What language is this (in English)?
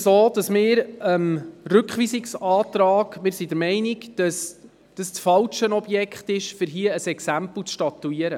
Swiss German